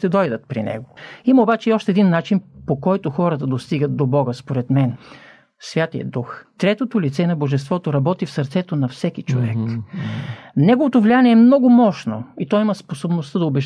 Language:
Bulgarian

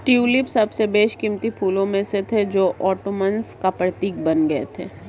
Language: Hindi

